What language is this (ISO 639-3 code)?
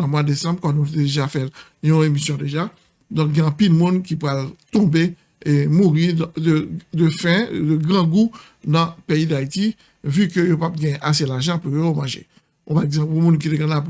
fra